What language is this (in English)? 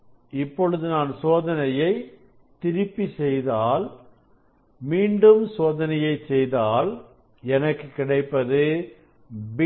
Tamil